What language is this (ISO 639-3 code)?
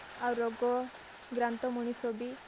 ori